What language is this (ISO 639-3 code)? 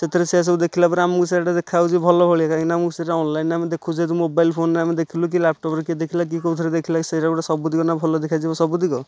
ori